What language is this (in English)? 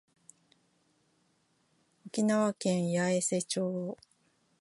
Japanese